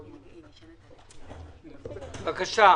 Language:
Hebrew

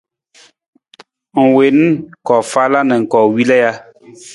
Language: Nawdm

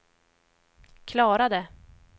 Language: Swedish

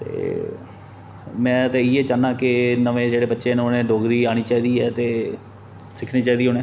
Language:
Dogri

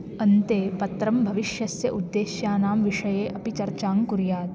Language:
Sanskrit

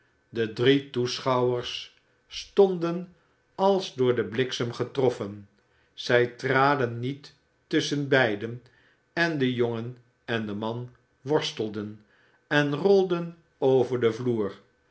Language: Dutch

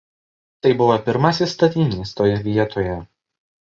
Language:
Lithuanian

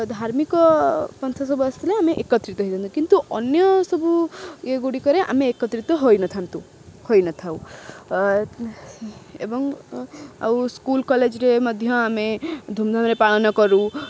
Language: Odia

